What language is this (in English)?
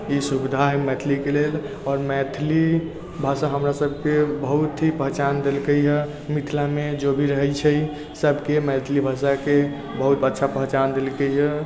Maithili